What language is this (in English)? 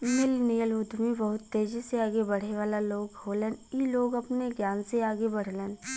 Bhojpuri